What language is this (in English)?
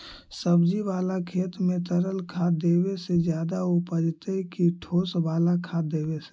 Magahi